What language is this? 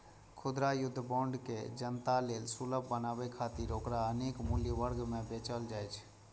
Maithili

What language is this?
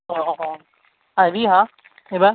Assamese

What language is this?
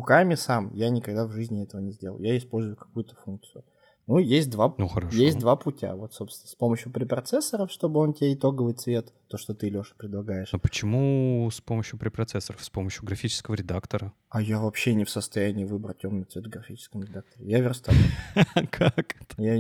Russian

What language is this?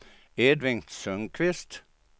Swedish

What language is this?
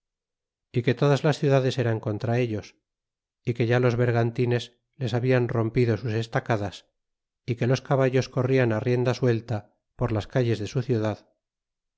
Spanish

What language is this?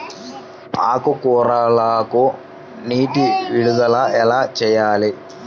Telugu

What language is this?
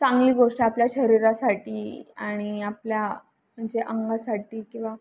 Marathi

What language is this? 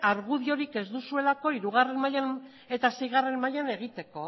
Basque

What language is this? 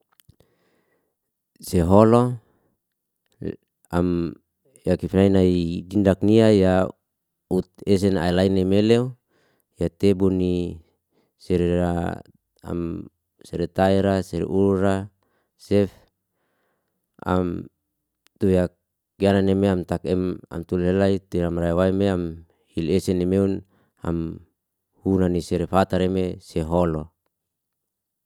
Liana-Seti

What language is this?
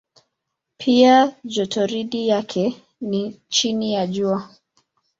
Swahili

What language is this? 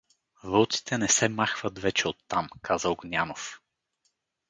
Bulgarian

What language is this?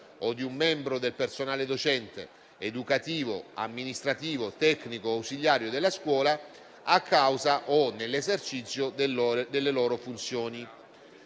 Italian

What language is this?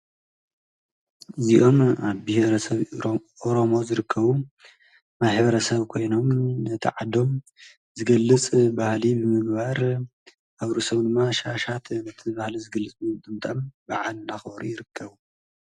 Tigrinya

